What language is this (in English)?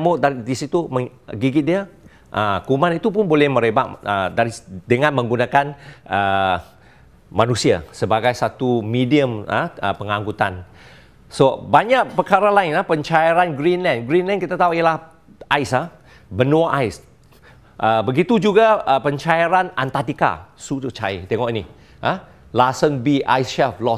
Malay